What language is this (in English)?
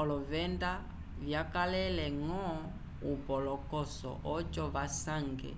Umbundu